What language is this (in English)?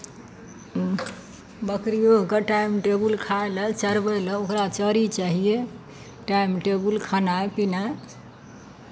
Maithili